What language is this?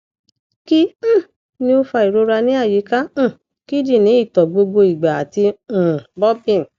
Yoruba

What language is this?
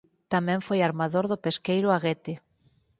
Galician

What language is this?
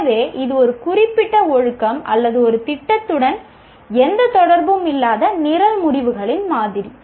Tamil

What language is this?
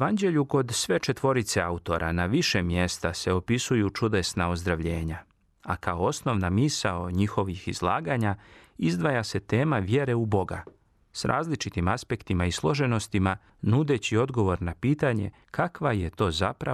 Croatian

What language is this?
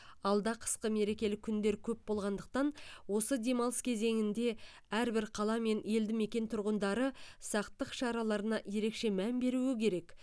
Kazakh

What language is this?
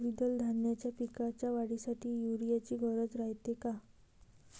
Marathi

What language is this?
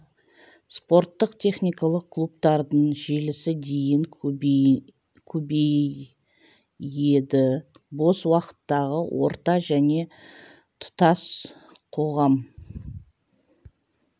Kazakh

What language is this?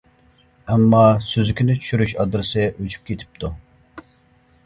Uyghur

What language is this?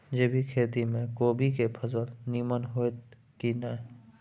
Maithili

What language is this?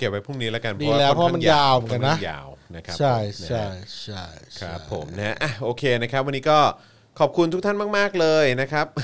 Thai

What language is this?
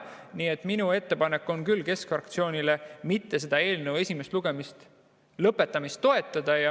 Estonian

